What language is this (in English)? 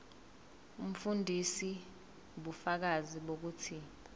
Zulu